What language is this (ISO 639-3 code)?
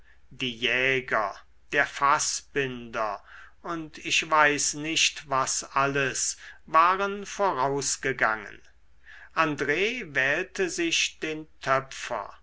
deu